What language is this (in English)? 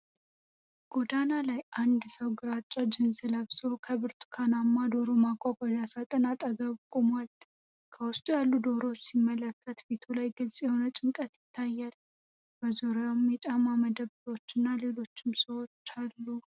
Amharic